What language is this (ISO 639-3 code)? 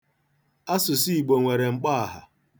ibo